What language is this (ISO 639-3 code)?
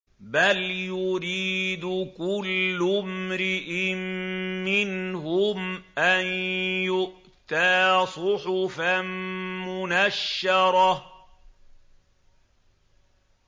ara